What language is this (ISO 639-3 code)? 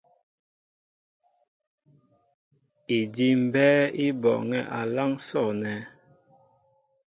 mbo